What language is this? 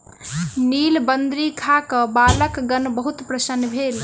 Maithili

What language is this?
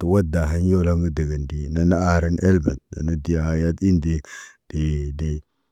Naba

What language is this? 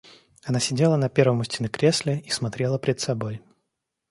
Russian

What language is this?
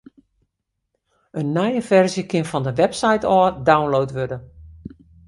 Western Frisian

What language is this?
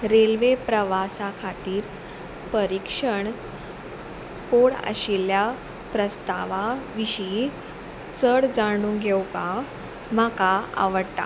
Konkani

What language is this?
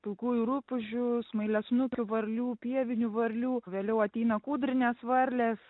Lithuanian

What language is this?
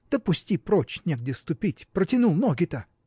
Russian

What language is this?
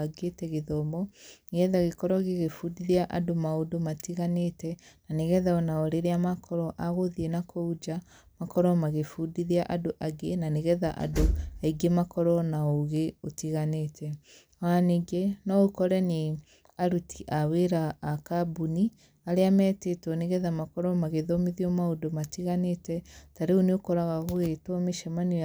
Kikuyu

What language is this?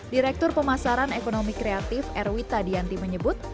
Indonesian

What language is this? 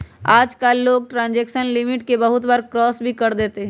Magahi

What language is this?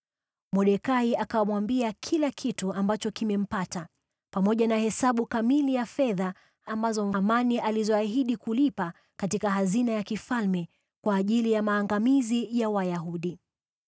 Swahili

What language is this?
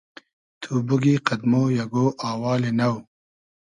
Hazaragi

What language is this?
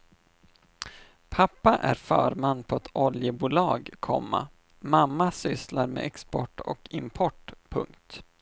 Swedish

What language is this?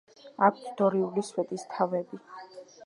Georgian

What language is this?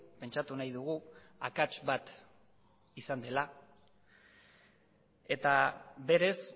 Basque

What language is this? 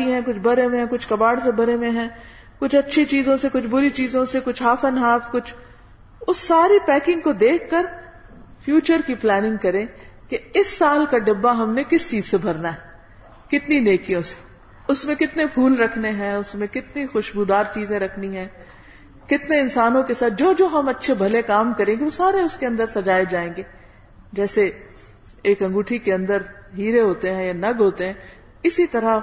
Urdu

